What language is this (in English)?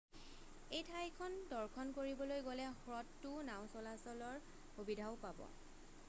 Assamese